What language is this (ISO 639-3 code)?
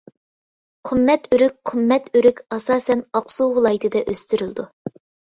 uig